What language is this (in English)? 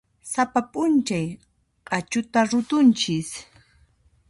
Puno Quechua